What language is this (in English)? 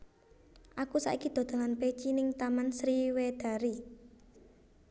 Javanese